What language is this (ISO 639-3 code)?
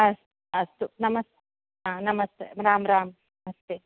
san